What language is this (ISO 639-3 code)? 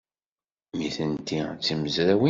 kab